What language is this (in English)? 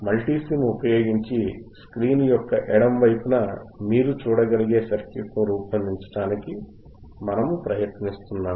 Telugu